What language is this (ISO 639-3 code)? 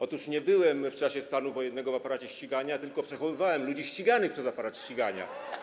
pol